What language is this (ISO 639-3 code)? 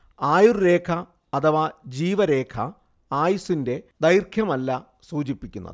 mal